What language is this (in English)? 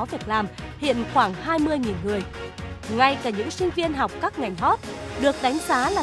Vietnamese